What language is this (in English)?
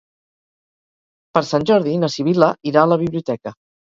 Catalan